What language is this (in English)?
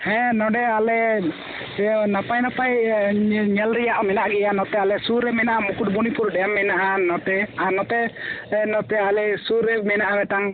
Santali